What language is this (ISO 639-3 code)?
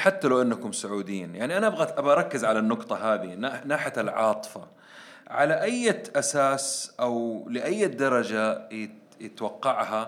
ara